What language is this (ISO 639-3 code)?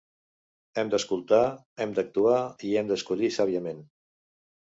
cat